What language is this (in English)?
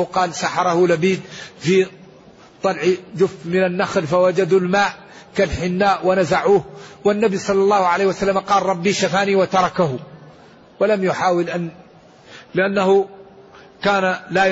Arabic